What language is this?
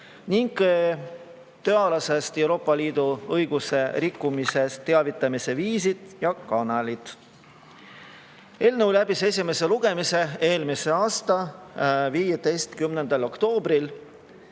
Estonian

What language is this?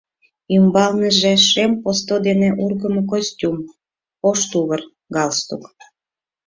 Mari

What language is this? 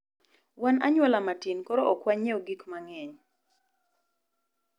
Luo (Kenya and Tanzania)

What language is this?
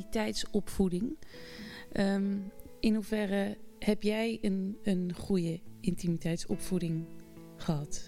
Dutch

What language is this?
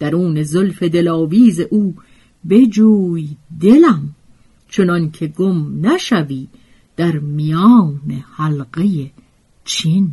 Persian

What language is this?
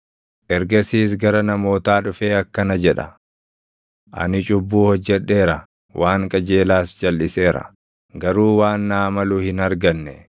Oromo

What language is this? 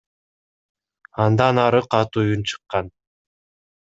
Kyrgyz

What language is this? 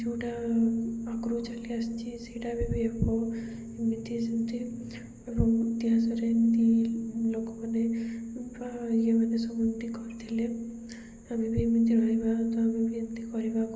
Odia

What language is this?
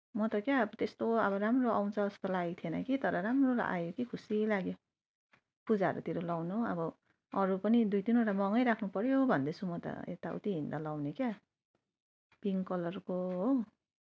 Nepali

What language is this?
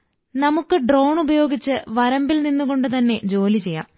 Malayalam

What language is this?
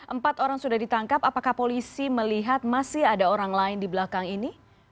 Indonesian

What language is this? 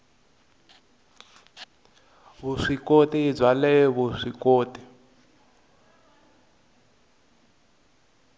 Tsonga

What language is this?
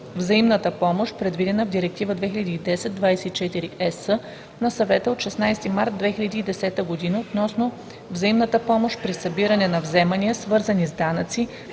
Bulgarian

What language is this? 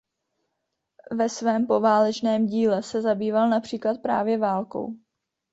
Czech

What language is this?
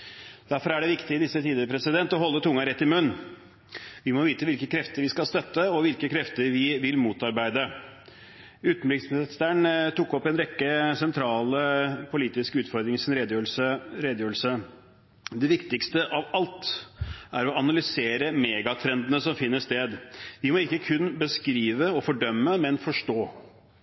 Norwegian Bokmål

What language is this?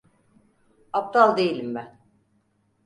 Turkish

